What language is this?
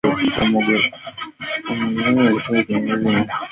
Swahili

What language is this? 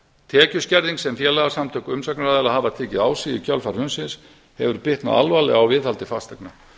Icelandic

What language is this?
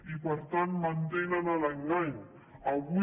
Catalan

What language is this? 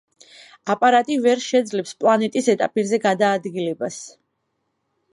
Georgian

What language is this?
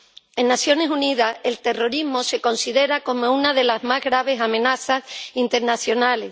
Spanish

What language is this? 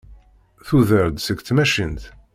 Kabyle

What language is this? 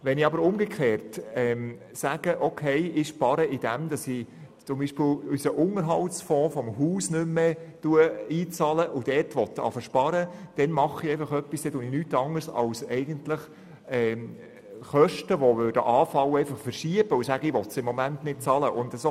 Swiss German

